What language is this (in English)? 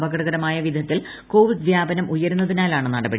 Malayalam